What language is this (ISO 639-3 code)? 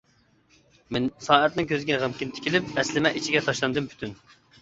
uig